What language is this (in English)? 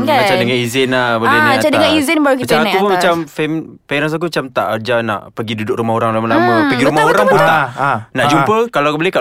Malay